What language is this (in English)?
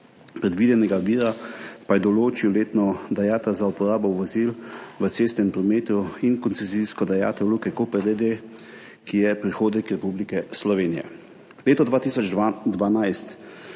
Slovenian